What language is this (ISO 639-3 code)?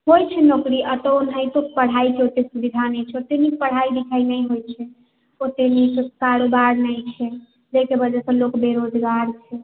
mai